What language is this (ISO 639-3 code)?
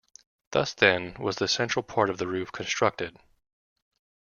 eng